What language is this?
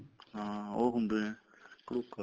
Punjabi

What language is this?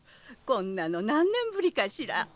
Japanese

